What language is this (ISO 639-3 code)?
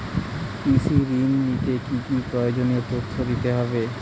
ben